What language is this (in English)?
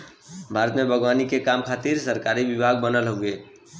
Bhojpuri